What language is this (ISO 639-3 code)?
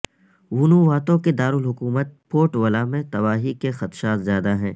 urd